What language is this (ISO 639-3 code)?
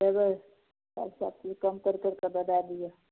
mai